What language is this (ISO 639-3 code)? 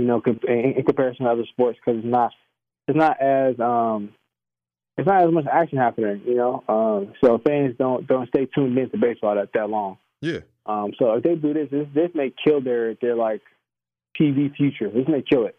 eng